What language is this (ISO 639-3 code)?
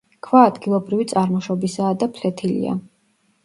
kat